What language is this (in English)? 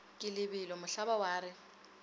Northern Sotho